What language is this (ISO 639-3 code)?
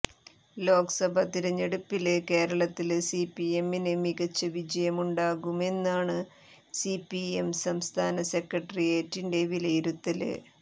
mal